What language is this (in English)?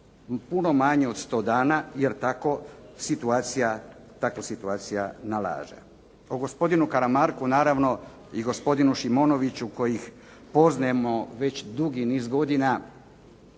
Croatian